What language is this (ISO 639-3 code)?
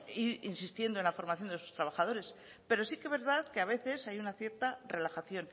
spa